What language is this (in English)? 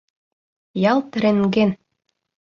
Mari